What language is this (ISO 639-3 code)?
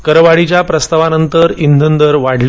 mar